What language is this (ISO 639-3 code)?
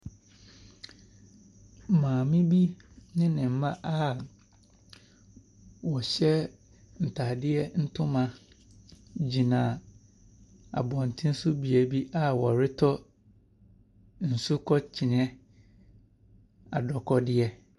aka